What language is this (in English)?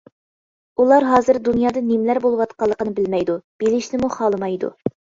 Uyghur